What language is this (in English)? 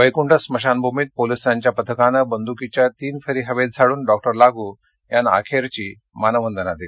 Marathi